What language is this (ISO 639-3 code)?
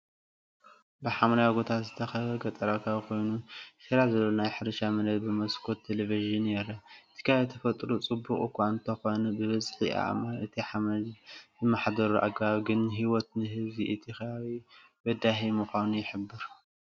tir